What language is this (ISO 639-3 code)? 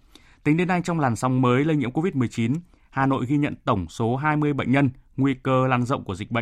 vie